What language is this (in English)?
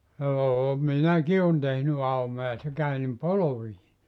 Finnish